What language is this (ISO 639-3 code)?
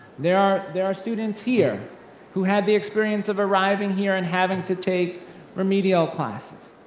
eng